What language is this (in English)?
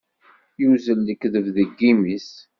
Kabyle